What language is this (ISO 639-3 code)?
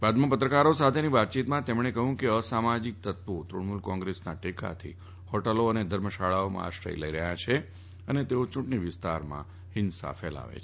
guj